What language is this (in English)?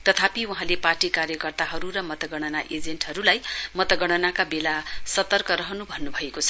Nepali